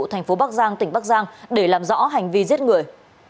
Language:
Vietnamese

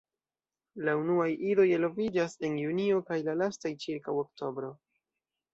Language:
Esperanto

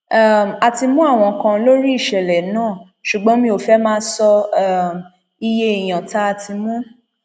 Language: Yoruba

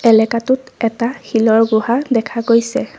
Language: Assamese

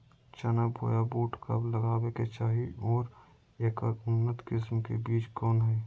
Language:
Magahi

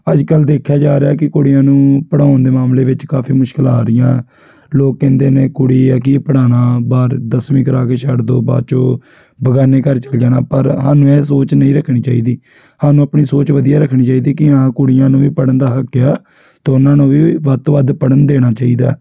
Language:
Punjabi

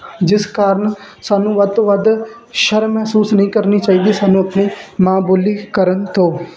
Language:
Punjabi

